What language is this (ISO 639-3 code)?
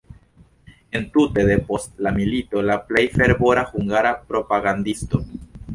epo